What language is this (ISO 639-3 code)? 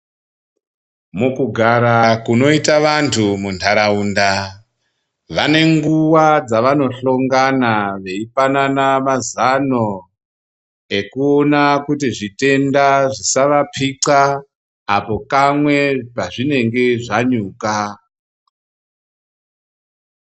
ndc